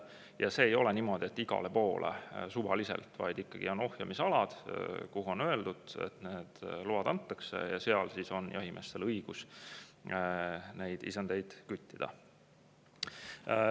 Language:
Estonian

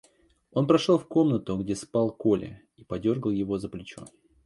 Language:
Russian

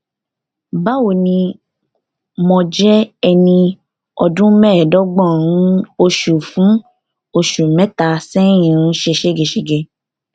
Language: Yoruba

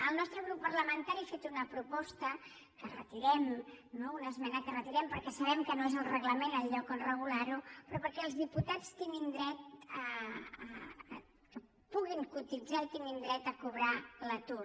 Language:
Catalan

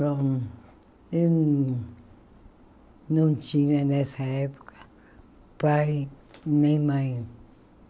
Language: Portuguese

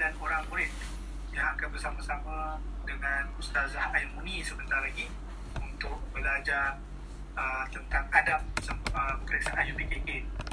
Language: Malay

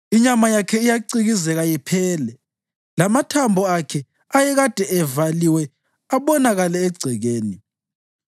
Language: North Ndebele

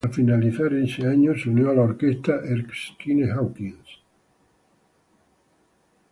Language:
Spanish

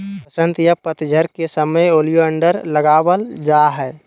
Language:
Magahi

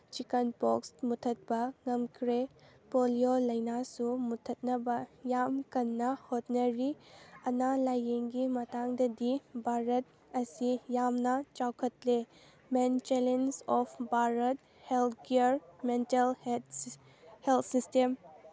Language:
Manipuri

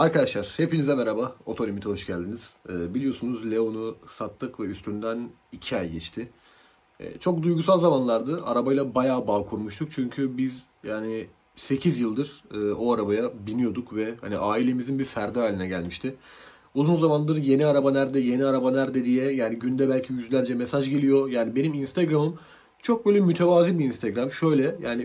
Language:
Turkish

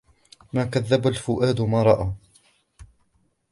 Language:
Arabic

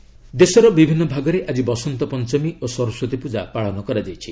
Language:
Odia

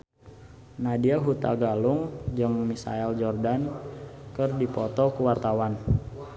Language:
Sundanese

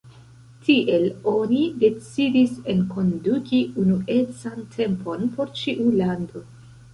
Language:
Esperanto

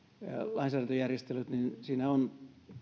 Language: Finnish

